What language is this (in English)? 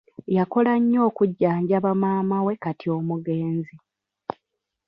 Ganda